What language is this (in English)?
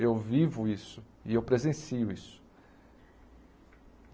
Portuguese